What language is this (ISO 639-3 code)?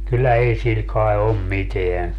fin